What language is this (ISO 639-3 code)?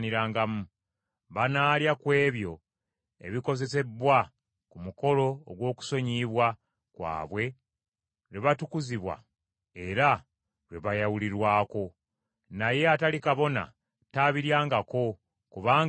lug